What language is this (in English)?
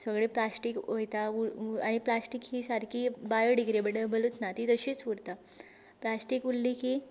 Konkani